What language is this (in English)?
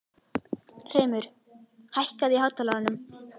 Icelandic